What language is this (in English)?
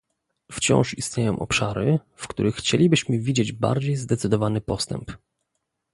Polish